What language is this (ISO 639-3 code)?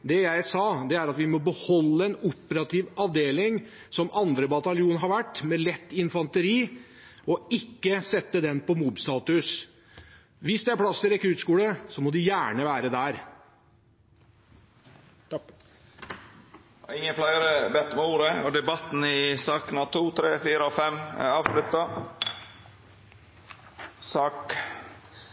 nor